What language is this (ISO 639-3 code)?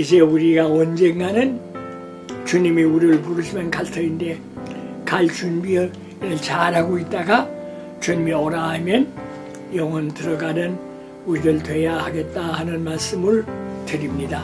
kor